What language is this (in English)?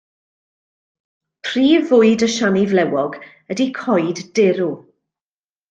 Welsh